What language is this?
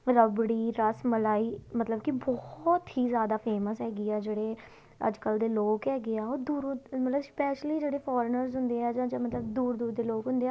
Punjabi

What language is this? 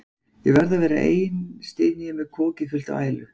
Icelandic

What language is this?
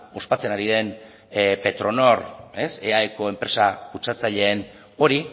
Basque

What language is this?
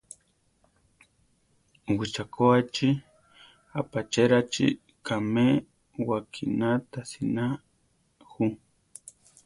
Central Tarahumara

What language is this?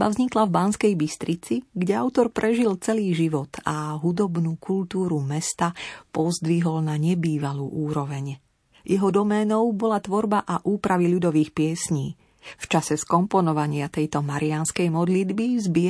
Slovak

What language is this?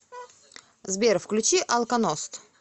Russian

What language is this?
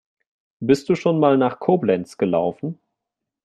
German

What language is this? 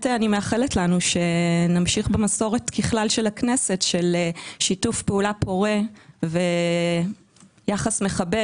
Hebrew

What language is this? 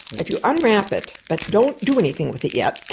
English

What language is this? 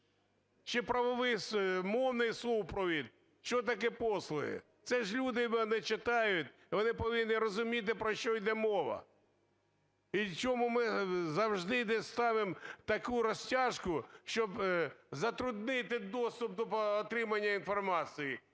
Ukrainian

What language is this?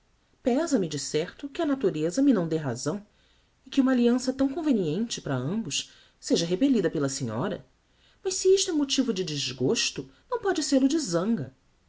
Portuguese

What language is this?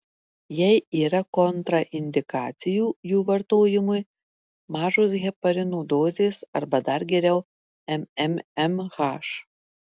Lithuanian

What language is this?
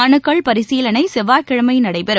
Tamil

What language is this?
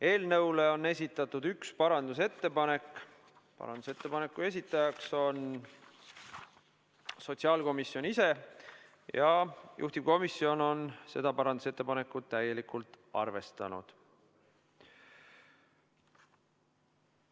Estonian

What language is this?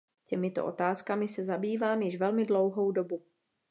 Czech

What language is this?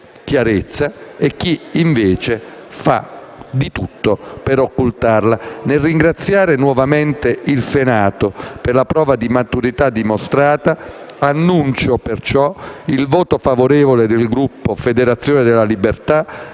Italian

